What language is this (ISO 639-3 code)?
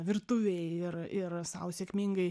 lit